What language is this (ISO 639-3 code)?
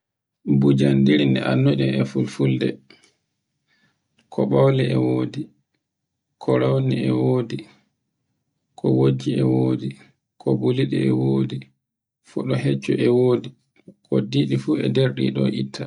fue